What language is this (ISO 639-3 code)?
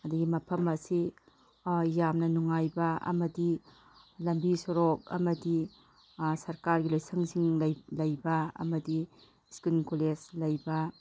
mni